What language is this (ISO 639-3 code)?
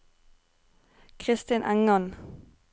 nor